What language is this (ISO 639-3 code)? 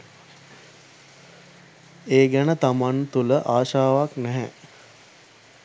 sin